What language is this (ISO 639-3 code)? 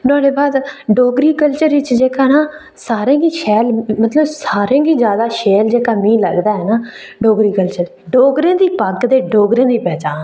doi